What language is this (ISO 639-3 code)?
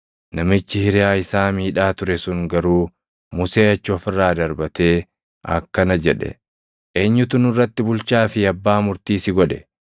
orm